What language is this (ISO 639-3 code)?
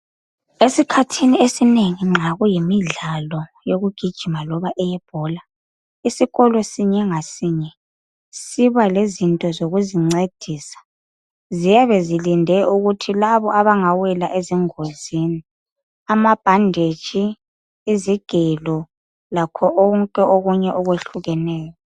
nde